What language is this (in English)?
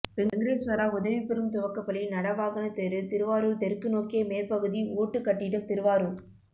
Tamil